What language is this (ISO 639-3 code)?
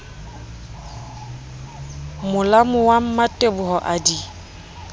sot